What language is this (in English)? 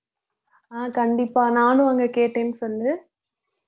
Tamil